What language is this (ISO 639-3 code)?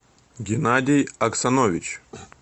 rus